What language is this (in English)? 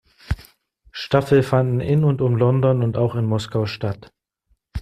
German